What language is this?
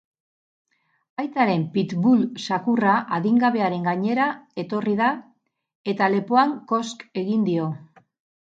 Basque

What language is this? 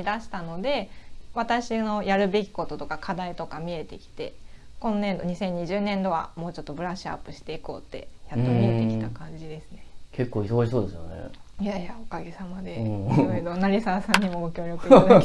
Japanese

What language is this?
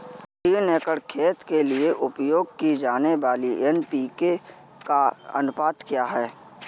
Hindi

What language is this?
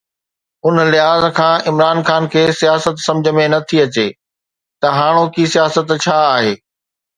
Sindhi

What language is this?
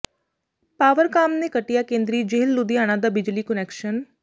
Punjabi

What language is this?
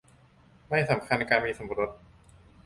Thai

